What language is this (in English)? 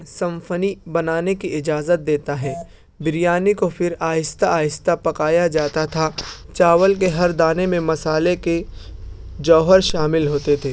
Urdu